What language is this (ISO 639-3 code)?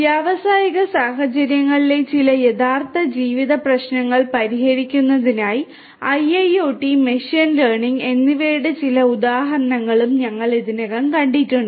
mal